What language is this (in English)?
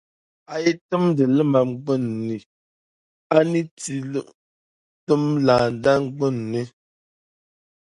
Dagbani